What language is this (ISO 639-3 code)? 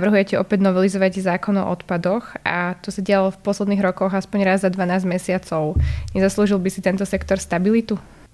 slk